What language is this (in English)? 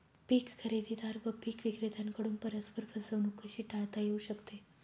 Marathi